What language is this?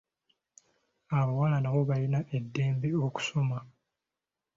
Ganda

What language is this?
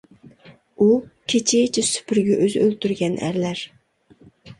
Uyghur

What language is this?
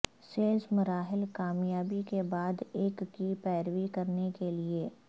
Urdu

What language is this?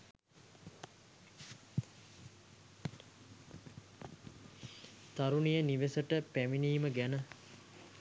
Sinhala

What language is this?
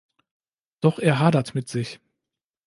German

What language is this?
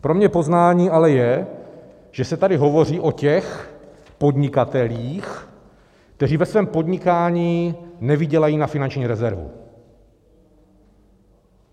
Czech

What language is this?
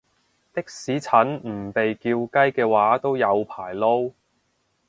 Cantonese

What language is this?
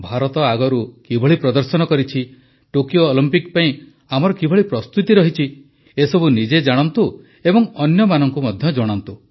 Odia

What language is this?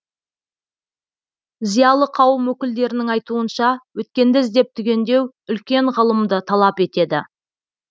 Kazakh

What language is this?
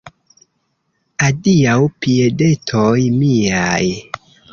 Esperanto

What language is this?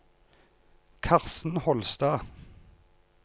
Norwegian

